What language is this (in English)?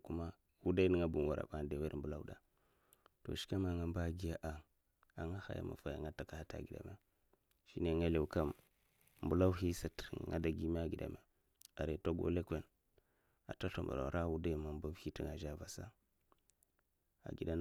Mafa